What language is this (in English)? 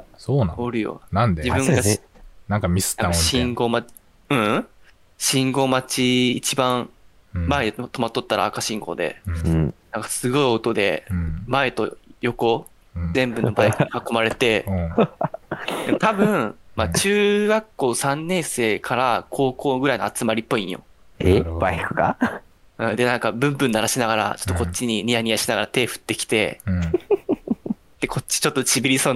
Japanese